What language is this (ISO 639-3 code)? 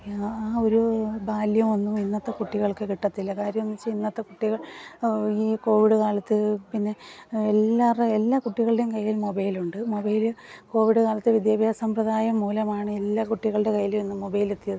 mal